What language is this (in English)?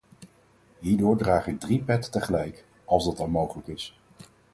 Dutch